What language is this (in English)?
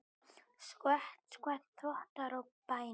Icelandic